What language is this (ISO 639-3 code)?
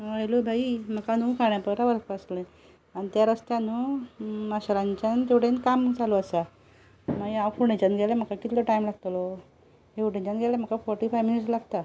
kok